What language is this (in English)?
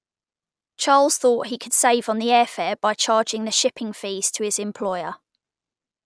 English